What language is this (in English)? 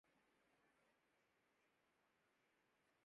Urdu